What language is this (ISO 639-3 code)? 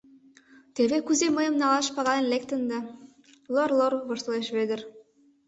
chm